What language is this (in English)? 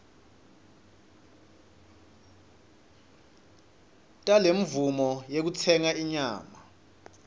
Swati